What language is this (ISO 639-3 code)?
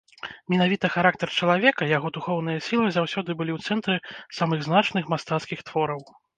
bel